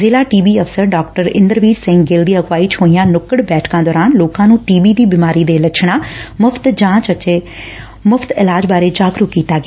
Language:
Punjabi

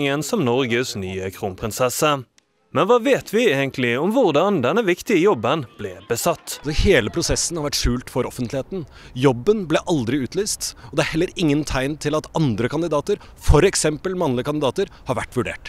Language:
Norwegian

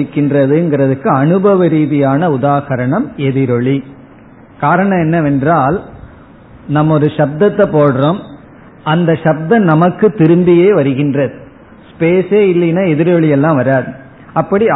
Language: Tamil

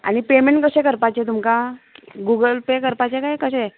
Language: Konkani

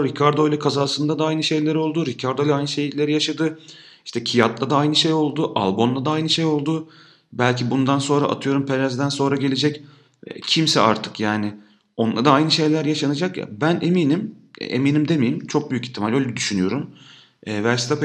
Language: Turkish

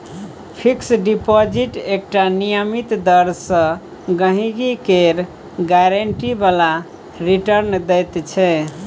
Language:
Maithili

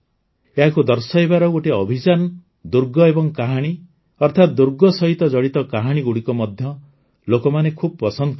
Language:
Odia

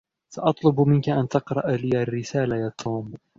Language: Arabic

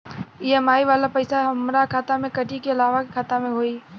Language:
Bhojpuri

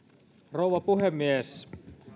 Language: Finnish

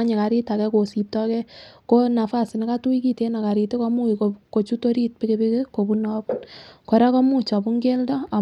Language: Kalenjin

